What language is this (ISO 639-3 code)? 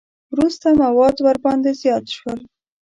pus